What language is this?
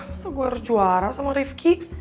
Indonesian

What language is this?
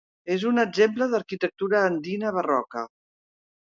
Catalan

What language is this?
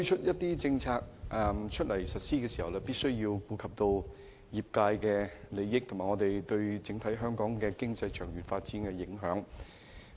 Cantonese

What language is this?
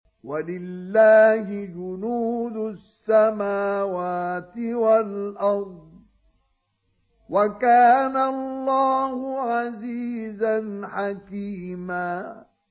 Arabic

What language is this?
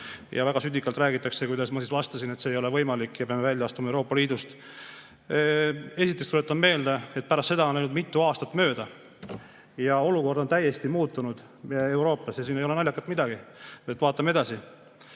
Estonian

